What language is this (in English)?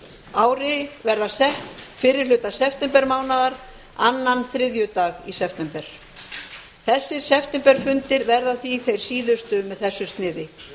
Icelandic